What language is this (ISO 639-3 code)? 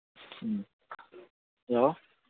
mni